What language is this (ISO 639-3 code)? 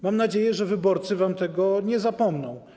pol